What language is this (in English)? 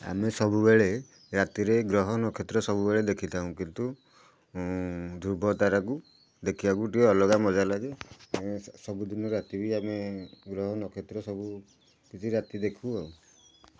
Odia